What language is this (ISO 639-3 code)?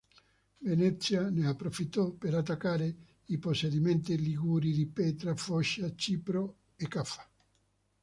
ita